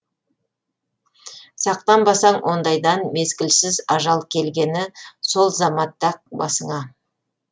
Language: Kazakh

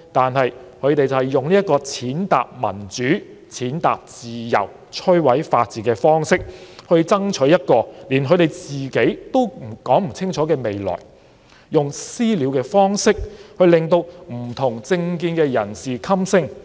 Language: Cantonese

